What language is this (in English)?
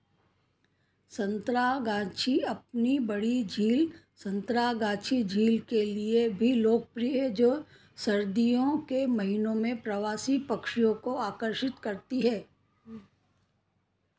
Hindi